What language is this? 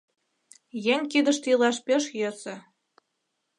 Mari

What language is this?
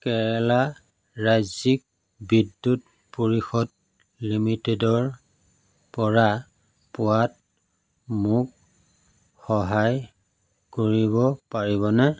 Assamese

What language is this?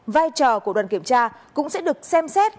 Vietnamese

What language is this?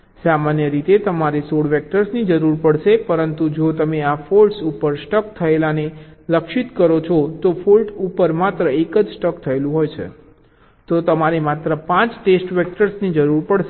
Gujarati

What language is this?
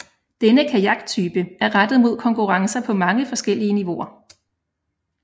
Danish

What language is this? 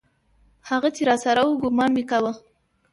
Pashto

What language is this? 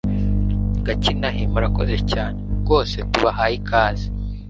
Kinyarwanda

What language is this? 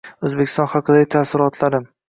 Uzbek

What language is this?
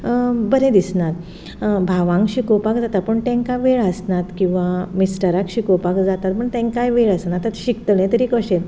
Konkani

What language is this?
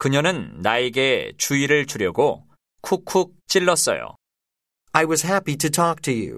Korean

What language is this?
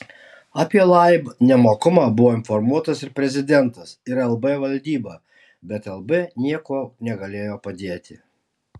Lithuanian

